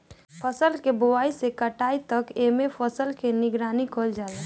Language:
Bhojpuri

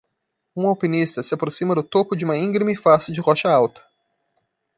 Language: Portuguese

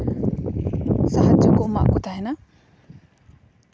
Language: Santali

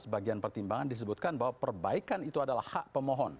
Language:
Indonesian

